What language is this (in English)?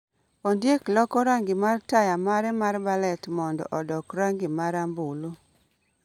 Luo (Kenya and Tanzania)